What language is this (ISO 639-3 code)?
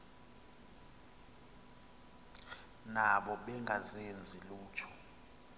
xho